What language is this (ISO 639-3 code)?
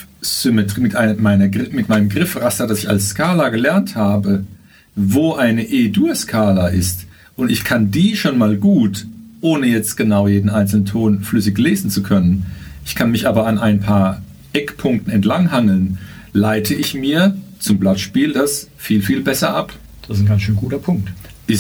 deu